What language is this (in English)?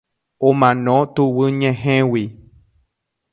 Guarani